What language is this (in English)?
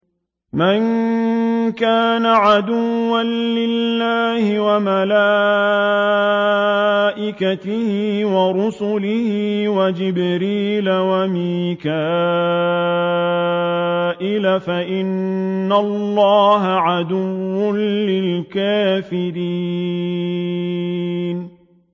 Arabic